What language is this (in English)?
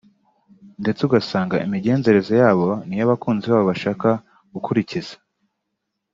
Kinyarwanda